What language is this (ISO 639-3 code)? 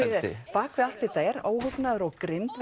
isl